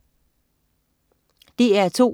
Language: Danish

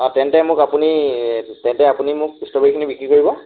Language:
Assamese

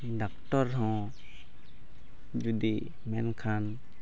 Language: Santali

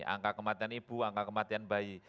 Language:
Indonesian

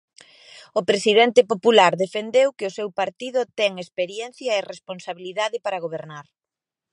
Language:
Galician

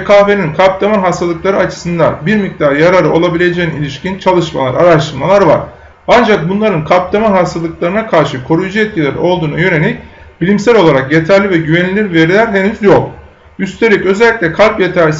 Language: Turkish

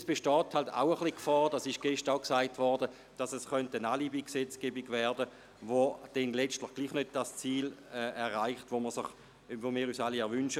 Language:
Swiss German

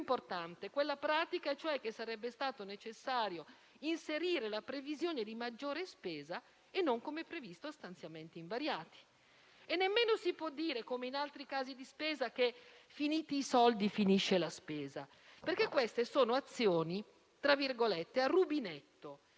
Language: Italian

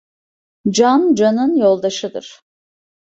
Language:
Turkish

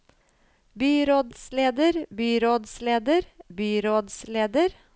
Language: Norwegian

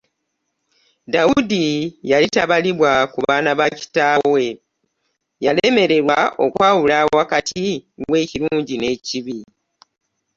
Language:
Ganda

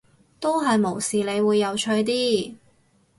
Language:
Cantonese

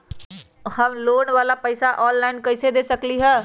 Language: Magahi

